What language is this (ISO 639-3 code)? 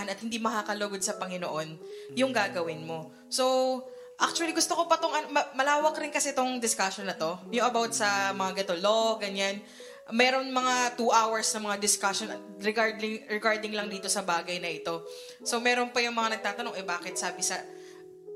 fil